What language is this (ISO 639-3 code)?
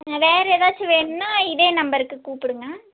tam